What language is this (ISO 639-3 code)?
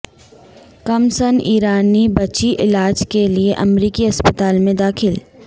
urd